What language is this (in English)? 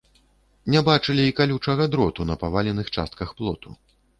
Belarusian